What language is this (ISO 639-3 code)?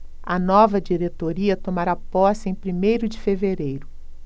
por